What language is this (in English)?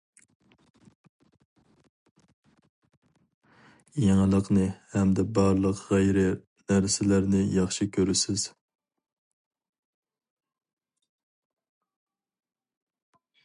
Uyghur